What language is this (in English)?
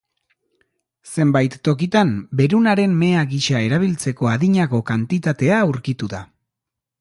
Basque